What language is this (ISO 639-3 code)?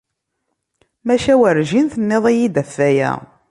kab